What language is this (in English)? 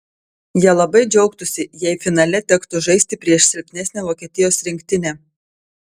Lithuanian